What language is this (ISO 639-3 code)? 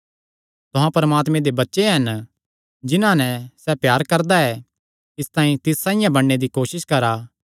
xnr